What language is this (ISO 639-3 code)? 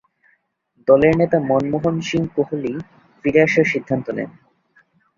ben